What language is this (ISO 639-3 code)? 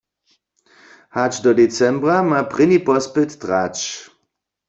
hsb